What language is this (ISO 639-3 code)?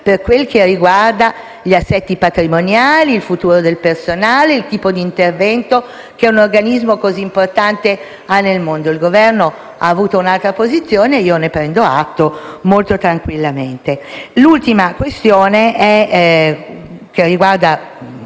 ita